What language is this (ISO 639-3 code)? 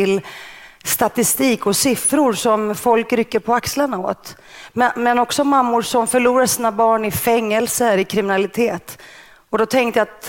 swe